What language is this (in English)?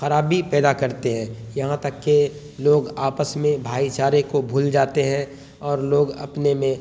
Urdu